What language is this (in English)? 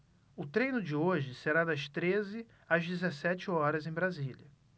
Portuguese